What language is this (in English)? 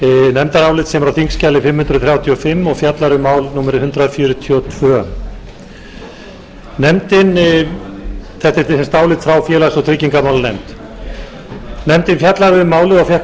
Icelandic